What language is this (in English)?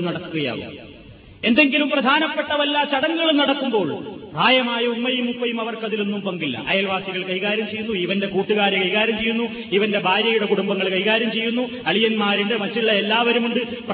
Malayalam